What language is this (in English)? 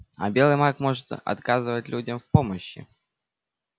Russian